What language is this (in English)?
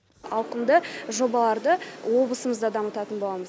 Kazakh